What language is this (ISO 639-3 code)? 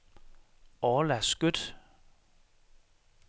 dan